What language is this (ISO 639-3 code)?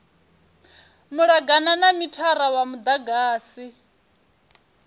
ven